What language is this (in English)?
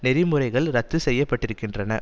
Tamil